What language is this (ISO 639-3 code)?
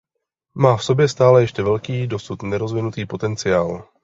ces